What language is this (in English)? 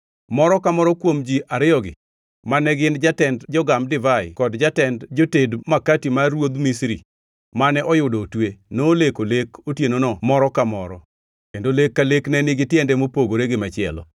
Luo (Kenya and Tanzania)